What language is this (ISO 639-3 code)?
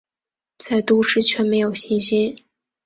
zho